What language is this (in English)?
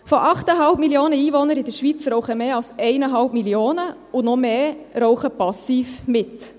Swiss German